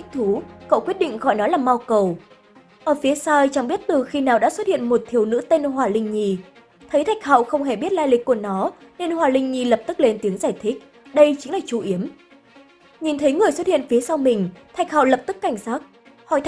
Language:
Vietnamese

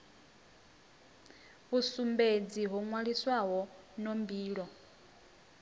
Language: Venda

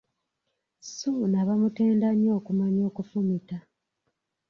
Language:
Ganda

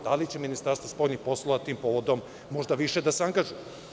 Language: Serbian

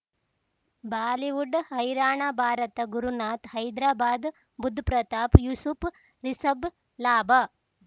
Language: Kannada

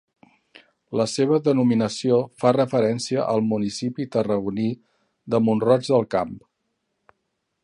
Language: Catalan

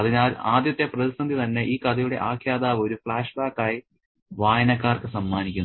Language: Malayalam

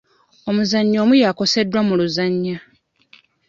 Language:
Ganda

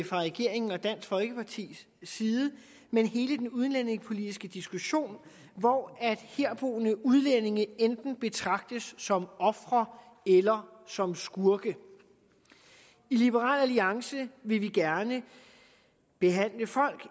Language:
Danish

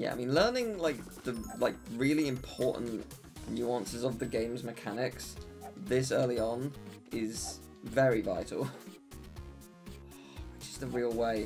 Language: English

